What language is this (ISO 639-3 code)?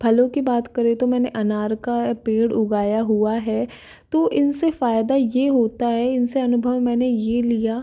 hin